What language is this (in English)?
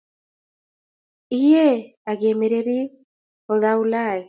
Kalenjin